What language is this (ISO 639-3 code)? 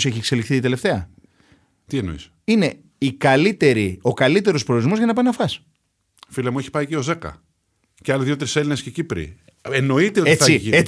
ell